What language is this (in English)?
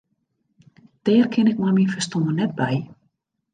Western Frisian